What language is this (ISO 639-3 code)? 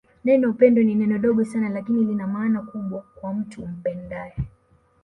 swa